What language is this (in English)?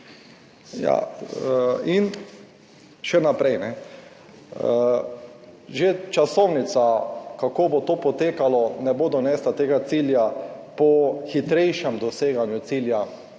Slovenian